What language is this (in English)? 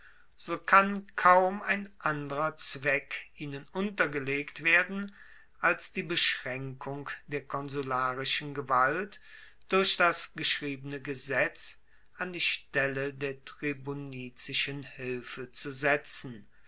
German